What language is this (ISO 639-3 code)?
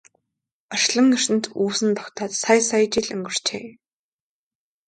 mon